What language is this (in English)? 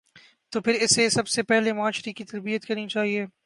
Urdu